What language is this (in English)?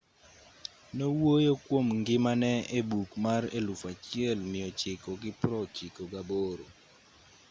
Luo (Kenya and Tanzania)